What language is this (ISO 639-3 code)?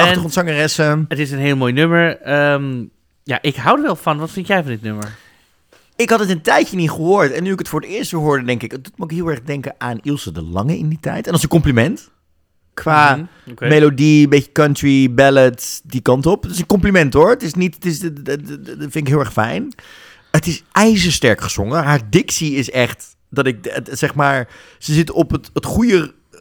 nld